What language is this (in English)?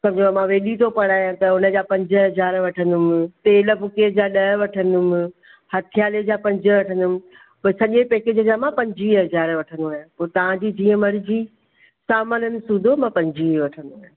Sindhi